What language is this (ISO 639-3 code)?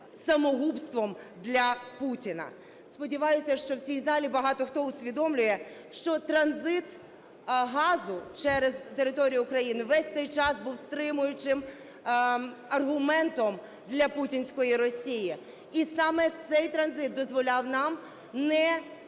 ukr